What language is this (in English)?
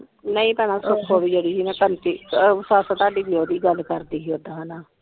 Punjabi